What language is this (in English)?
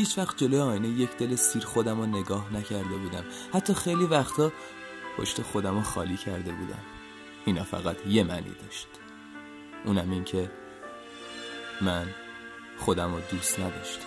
Persian